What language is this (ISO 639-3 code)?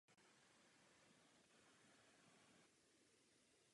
ces